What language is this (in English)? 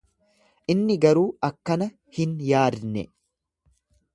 Oromo